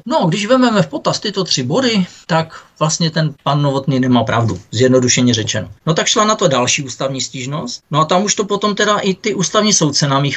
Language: Czech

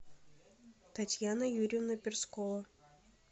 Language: Russian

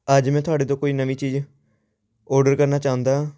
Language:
Punjabi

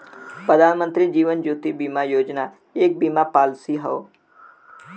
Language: Bhojpuri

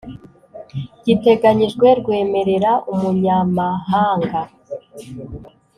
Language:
Kinyarwanda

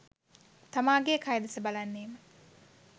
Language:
Sinhala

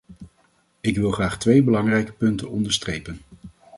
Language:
Dutch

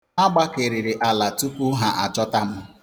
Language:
Igbo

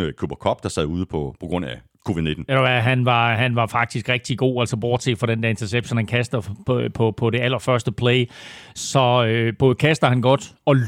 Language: Danish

